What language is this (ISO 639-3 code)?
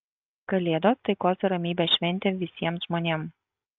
lit